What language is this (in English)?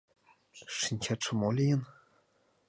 Mari